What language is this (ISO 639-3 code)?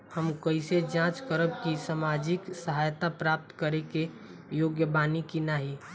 bho